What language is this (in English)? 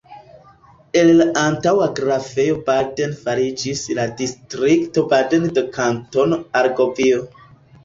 Esperanto